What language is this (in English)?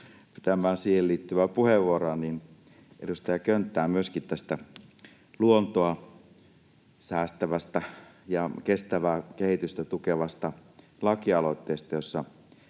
Finnish